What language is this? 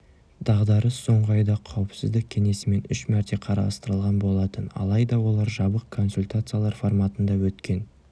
Kazakh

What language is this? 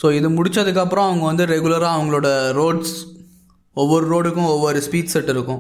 Tamil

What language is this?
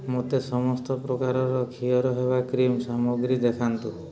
Odia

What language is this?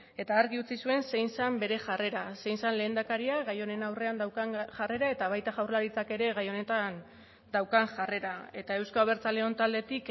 Basque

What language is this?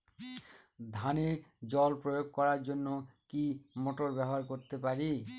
Bangla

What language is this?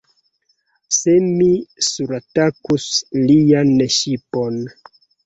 Esperanto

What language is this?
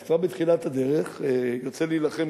Hebrew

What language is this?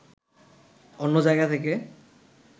Bangla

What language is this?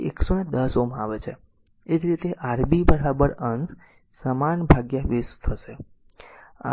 Gujarati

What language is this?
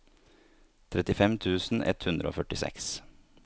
Norwegian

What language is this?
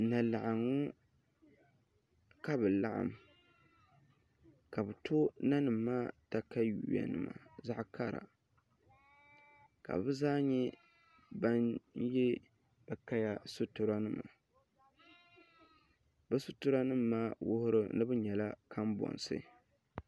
Dagbani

